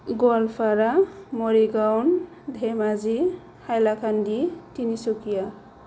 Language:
Bodo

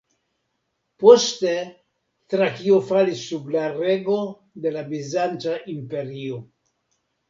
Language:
Esperanto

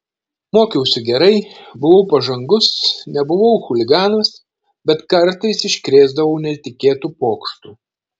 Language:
Lithuanian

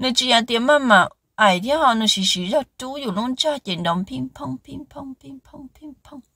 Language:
Vietnamese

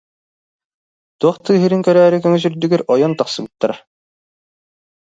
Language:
Yakut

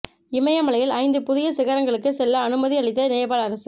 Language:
Tamil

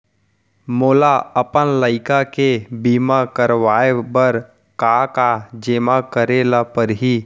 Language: Chhattisgarhi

